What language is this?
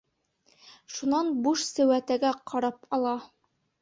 Bashkir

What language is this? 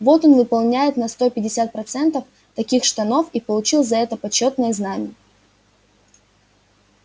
Russian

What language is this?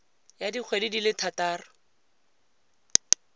Tswana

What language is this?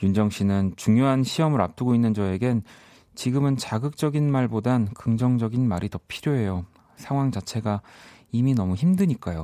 Korean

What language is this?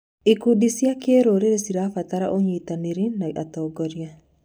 Kikuyu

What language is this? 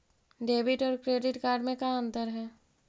Magahi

